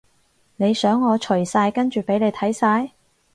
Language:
Cantonese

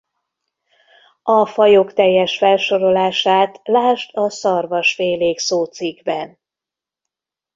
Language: Hungarian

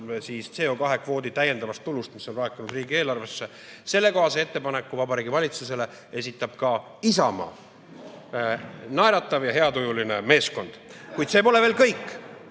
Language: Estonian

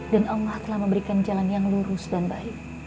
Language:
Indonesian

